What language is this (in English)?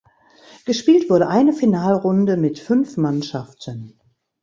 German